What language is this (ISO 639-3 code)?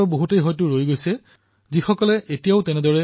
asm